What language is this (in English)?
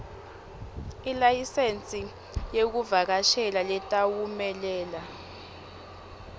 Swati